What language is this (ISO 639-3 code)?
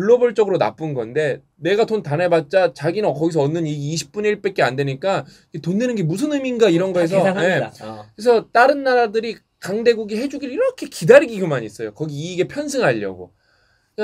kor